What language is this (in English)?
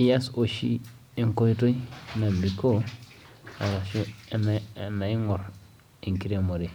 Masai